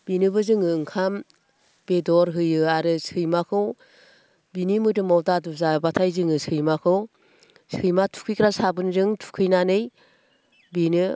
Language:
Bodo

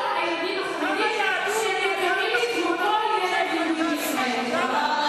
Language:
Hebrew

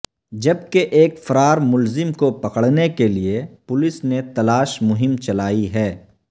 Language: Urdu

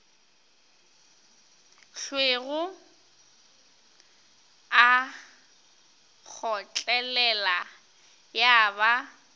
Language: Northern Sotho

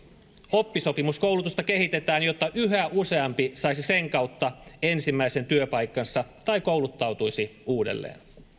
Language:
Finnish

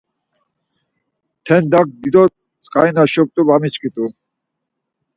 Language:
Laz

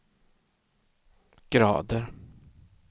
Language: Swedish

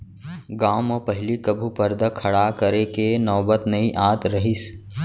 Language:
Chhattisgarhi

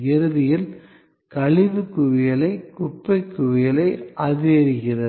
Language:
Tamil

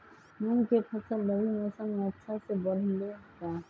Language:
Magahi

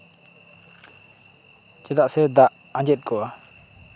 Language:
Santali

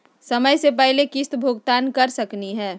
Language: Magahi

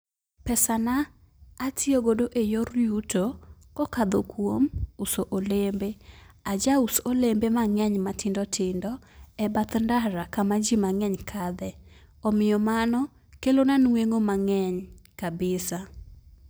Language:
Luo (Kenya and Tanzania)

